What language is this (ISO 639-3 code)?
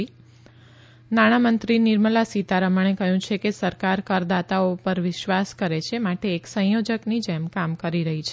guj